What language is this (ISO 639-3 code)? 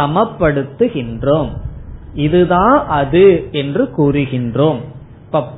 tam